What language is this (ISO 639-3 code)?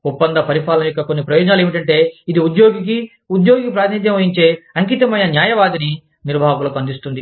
tel